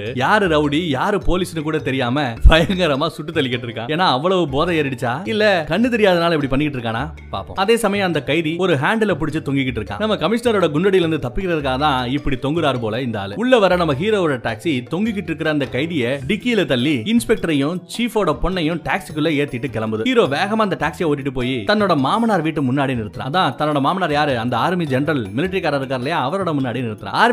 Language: Tamil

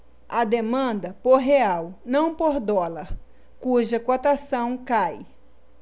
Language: Portuguese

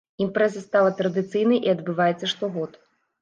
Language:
Belarusian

